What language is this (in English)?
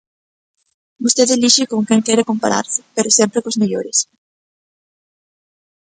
Galician